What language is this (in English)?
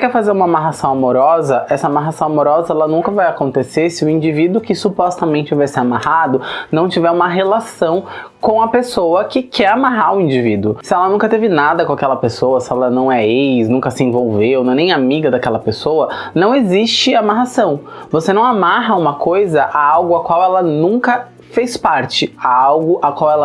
Portuguese